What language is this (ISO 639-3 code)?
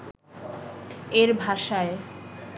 ben